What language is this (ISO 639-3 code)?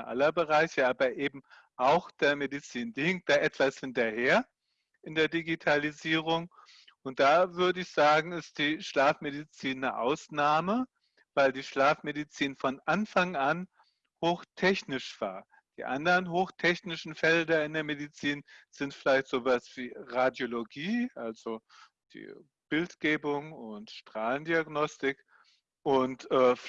deu